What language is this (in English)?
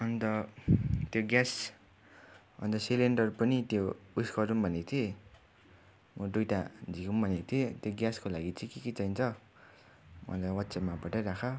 Nepali